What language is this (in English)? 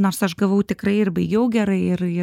Lithuanian